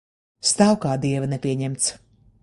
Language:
Latvian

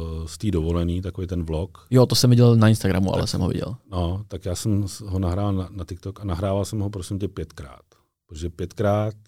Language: Czech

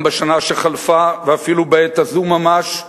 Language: Hebrew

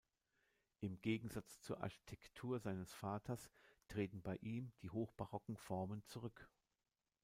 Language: German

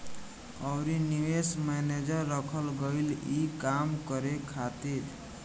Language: Bhojpuri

